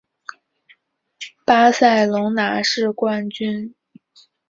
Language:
Chinese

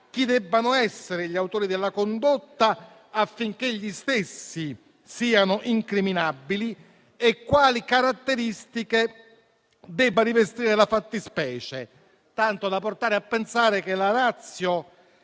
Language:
Italian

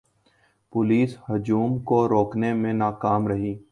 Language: Urdu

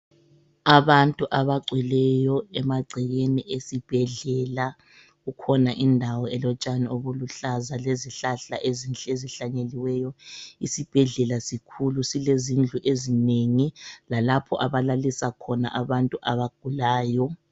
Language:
North Ndebele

